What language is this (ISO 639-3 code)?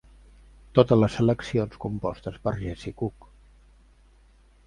cat